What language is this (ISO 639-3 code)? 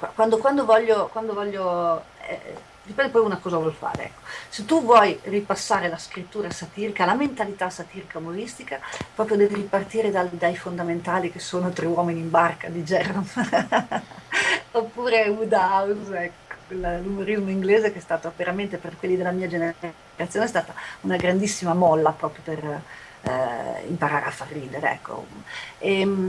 ita